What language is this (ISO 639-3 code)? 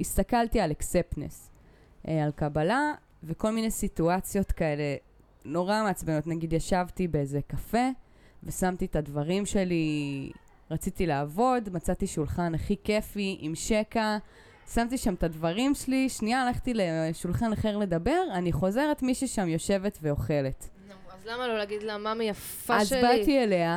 heb